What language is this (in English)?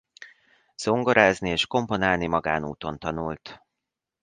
Hungarian